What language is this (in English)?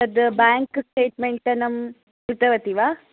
Sanskrit